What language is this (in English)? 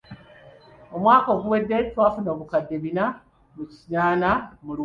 Ganda